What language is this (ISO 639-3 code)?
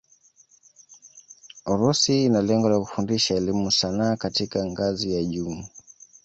swa